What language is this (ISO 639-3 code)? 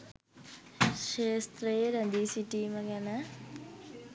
sin